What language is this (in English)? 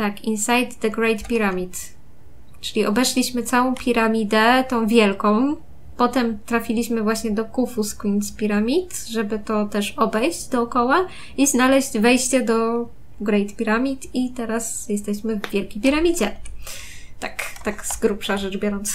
Polish